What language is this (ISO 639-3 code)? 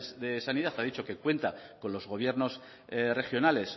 spa